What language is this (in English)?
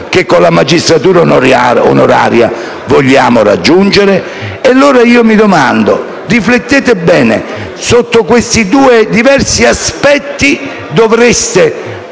Italian